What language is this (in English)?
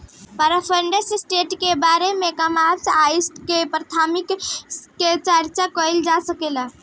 Bhojpuri